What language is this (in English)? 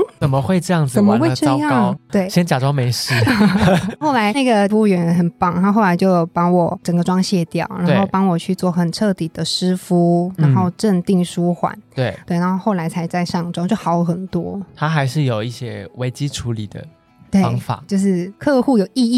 Chinese